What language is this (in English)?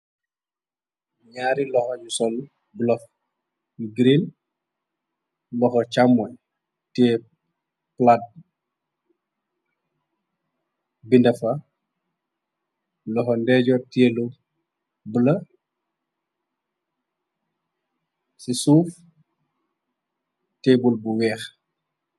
Wolof